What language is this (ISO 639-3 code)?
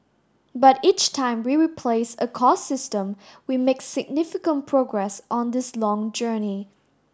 eng